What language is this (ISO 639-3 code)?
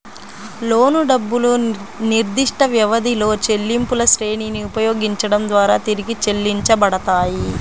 tel